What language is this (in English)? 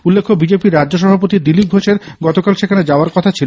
Bangla